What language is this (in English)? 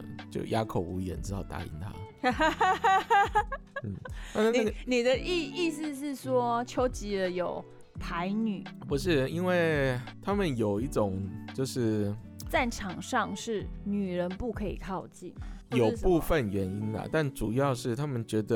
Chinese